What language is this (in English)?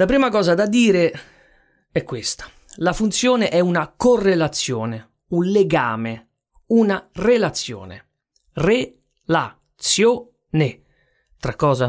Italian